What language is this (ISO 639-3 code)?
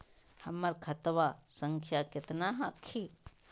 mag